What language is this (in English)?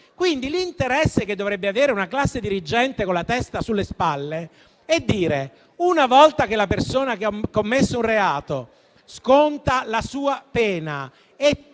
Italian